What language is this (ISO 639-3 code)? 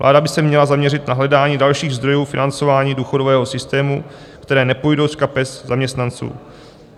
ces